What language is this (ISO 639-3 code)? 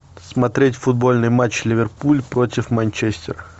rus